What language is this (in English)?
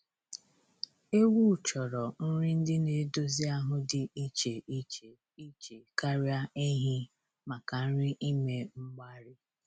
Igbo